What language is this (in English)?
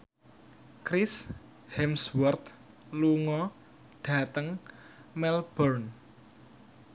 Javanese